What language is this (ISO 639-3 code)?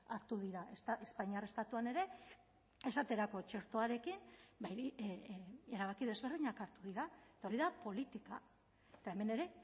eus